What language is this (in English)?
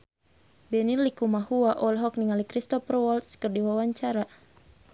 Sundanese